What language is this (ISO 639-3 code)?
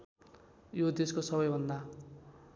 nep